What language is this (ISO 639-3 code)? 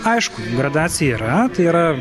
lit